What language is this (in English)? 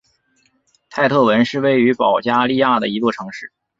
Chinese